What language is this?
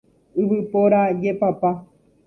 Guarani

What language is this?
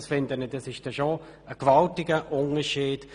Swiss German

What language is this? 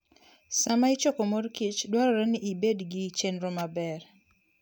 Luo (Kenya and Tanzania)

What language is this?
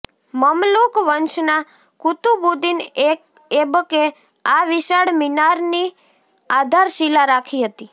Gujarati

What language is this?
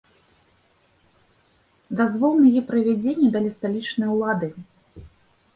Belarusian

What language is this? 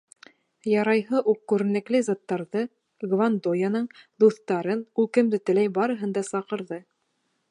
Bashkir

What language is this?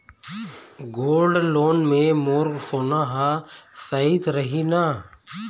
Chhattisgarhi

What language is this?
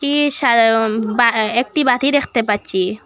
Bangla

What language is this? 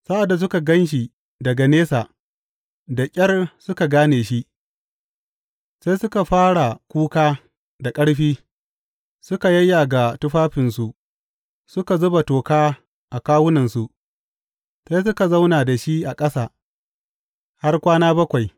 Hausa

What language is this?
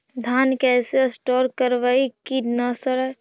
Magahi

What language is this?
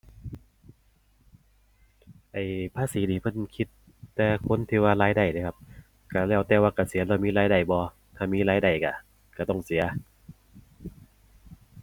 Thai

